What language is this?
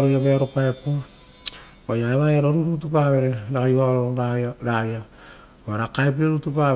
Rotokas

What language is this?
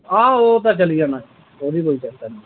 Dogri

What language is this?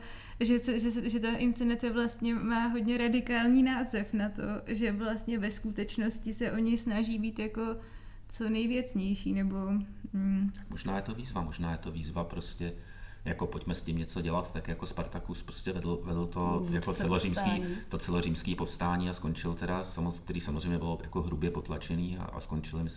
Czech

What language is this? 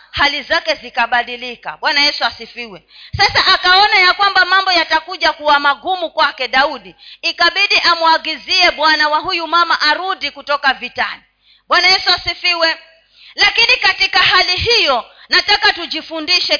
Swahili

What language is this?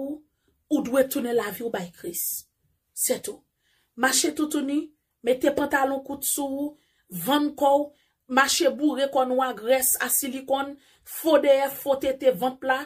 French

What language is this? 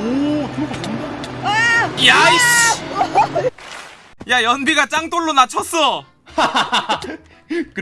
Korean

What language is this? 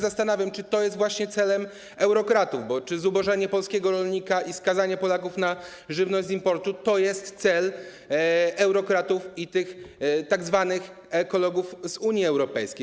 Polish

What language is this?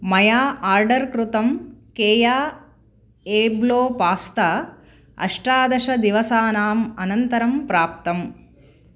Sanskrit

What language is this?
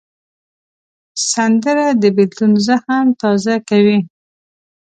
Pashto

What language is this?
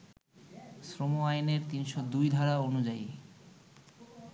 Bangla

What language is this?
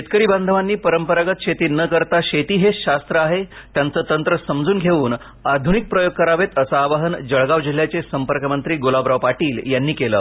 Marathi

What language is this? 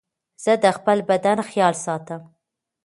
Pashto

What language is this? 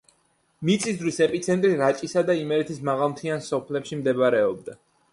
Georgian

